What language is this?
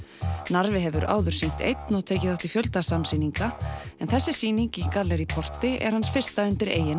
Icelandic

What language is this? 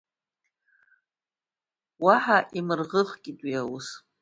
Abkhazian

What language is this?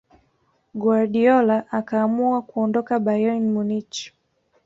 Swahili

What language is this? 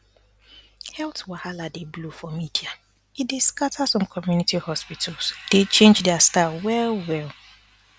Nigerian Pidgin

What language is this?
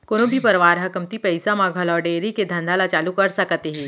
Chhattisgarhi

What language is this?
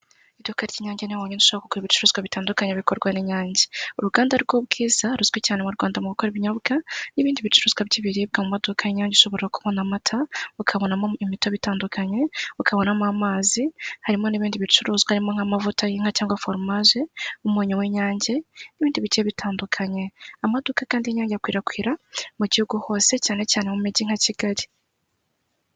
Kinyarwanda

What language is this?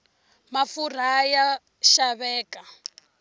Tsonga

